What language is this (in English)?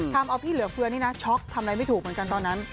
Thai